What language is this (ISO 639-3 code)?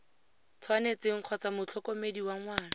tsn